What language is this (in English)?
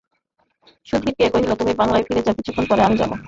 Bangla